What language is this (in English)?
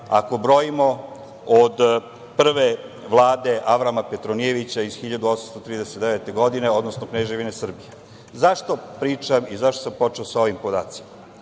Serbian